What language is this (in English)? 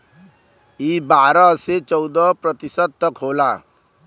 Bhojpuri